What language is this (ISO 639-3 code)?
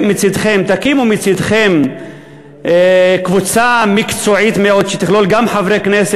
heb